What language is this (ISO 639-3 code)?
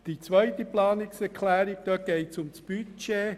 gsw